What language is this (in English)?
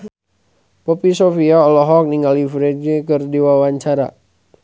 Sundanese